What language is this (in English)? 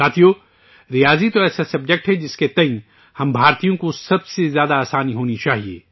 Urdu